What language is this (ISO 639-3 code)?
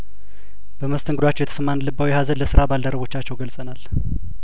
amh